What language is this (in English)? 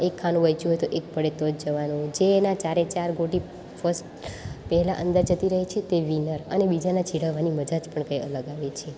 Gujarati